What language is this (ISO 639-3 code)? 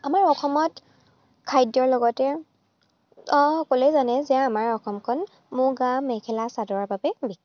asm